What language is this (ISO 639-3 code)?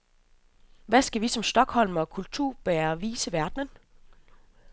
dan